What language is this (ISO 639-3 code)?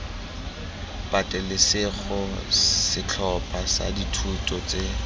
tsn